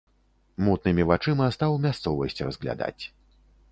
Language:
Belarusian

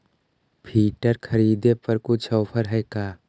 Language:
Magahi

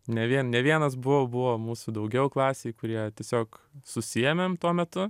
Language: Lithuanian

